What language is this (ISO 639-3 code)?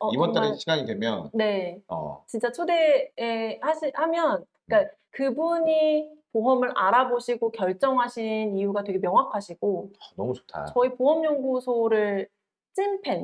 kor